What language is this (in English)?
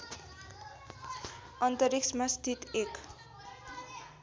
Nepali